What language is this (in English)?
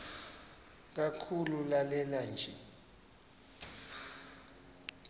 Xhosa